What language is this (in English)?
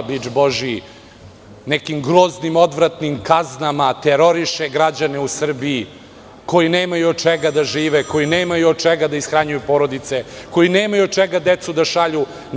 Serbian